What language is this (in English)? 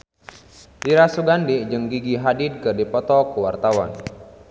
Sundanese